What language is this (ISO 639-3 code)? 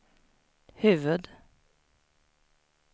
swe